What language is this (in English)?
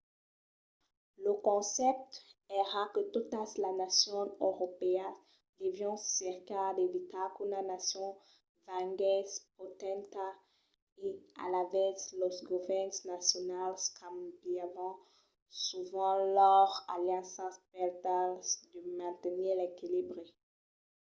Occitan